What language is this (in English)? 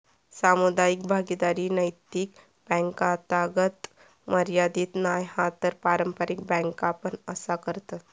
Marathi